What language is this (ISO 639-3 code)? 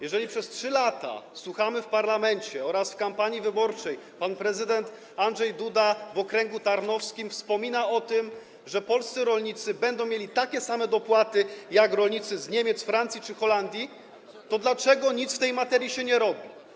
pol